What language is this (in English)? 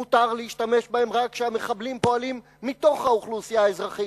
Hebrew